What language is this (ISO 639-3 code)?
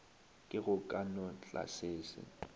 nso